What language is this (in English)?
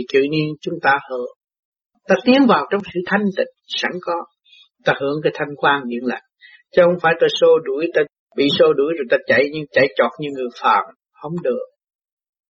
Vietnamese